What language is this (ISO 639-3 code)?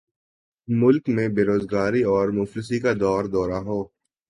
urd